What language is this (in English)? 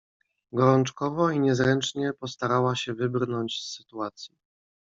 Polish